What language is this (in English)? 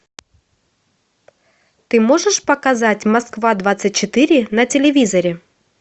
Russian